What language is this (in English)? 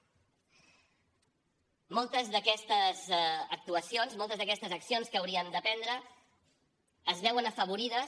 Catalan